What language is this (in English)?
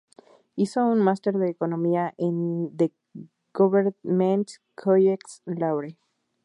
Spanish